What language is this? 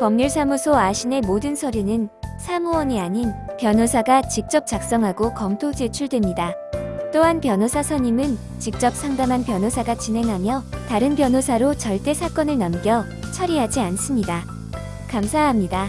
Korean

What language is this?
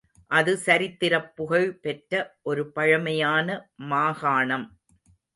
Tamil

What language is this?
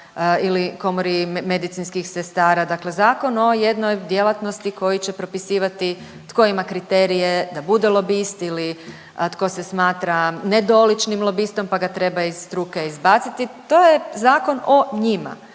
Croatian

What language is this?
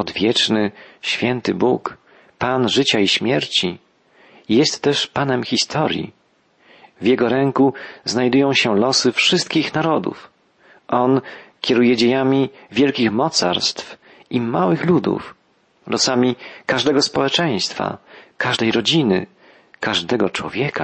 Polish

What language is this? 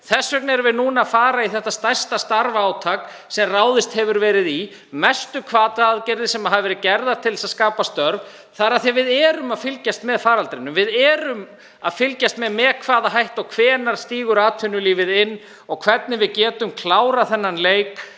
Icelandic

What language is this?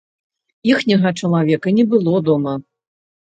Belarusian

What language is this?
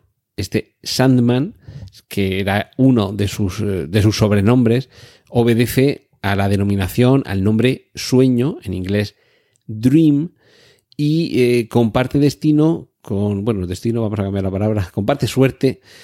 Spanish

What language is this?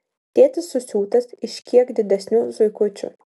Lithuanian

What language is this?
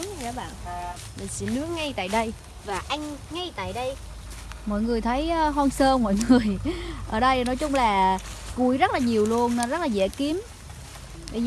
Vietnamese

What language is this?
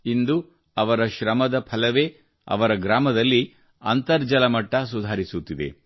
Kannada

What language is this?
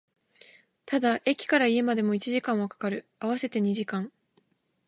Japanese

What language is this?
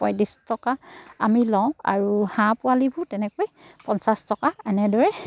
Assamese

